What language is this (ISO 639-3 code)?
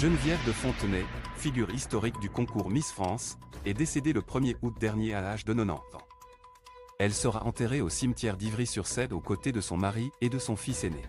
fra